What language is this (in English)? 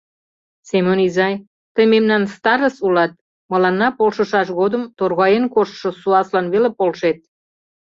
Mari